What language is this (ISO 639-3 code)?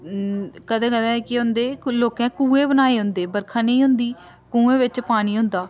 doi